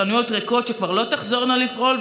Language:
Hebrew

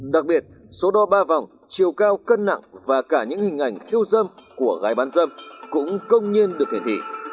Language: Vietnamese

